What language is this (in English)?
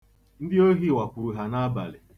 Igbo